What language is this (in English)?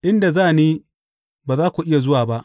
Hausa